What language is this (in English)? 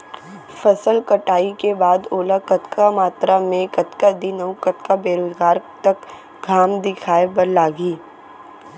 Chhattisgarhi